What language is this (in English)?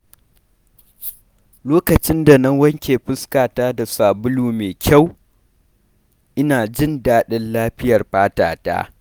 Hausa